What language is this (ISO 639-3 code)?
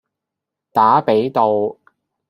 yue